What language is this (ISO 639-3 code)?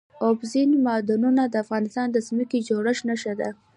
pus